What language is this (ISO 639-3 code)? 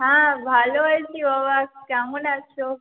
ben